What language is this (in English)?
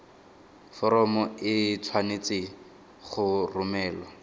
Tswana